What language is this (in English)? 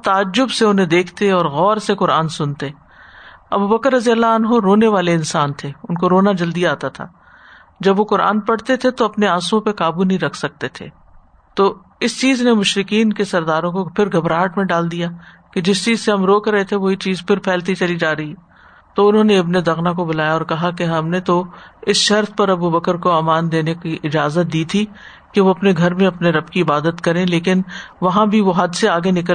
Urdu